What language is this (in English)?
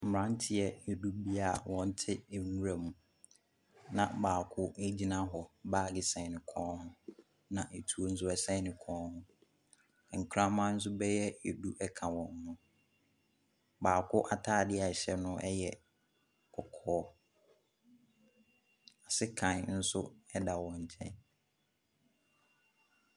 Akan